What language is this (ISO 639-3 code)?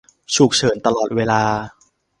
tha